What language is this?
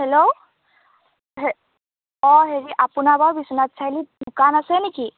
Assamese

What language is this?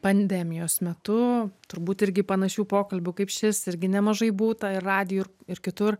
Lithuanian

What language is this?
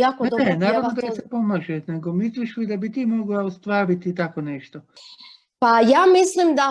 Croatian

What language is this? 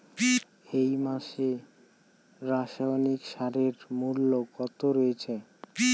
Bangla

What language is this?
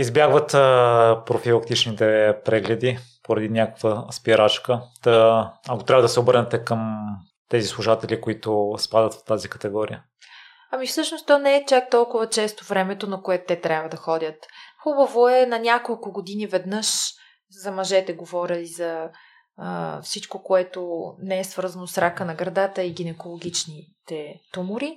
Bulgarian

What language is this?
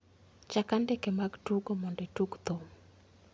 Luo (Kenya and Tanzania)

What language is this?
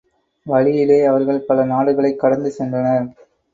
Tamil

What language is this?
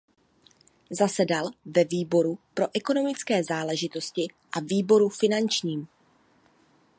Czech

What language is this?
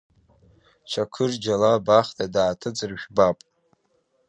Abkhazian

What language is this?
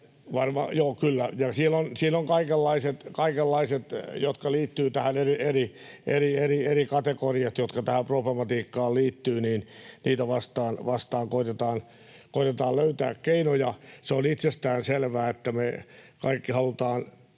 Finnish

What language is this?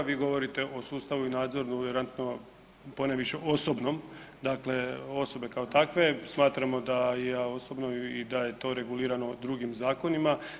Croatian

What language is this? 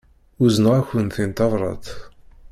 Kabyle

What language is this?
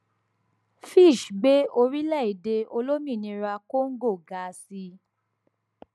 Yoruba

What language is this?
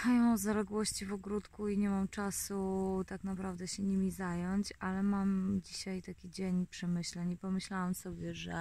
Polish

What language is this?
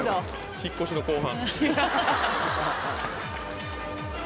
Japanese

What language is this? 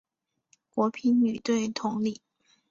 Chinese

